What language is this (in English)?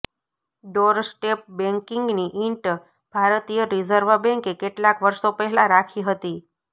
Gujarati